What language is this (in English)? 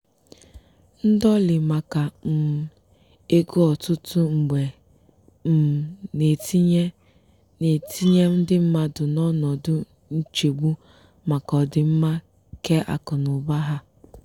Igbo